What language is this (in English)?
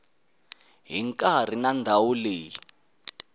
Tsonga